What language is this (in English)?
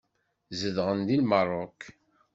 Kabyle